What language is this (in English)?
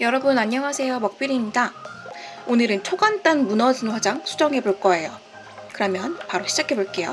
Korean